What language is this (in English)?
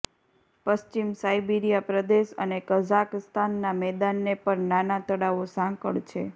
Gujarati